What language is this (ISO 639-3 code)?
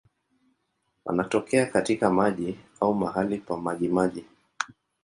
swa